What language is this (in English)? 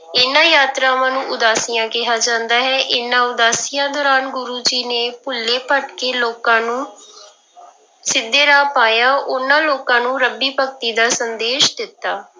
Punjabi